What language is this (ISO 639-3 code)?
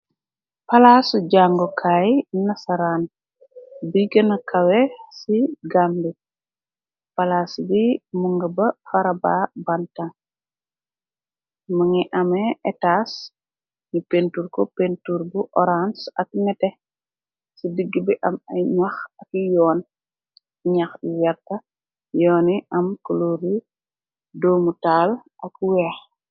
wol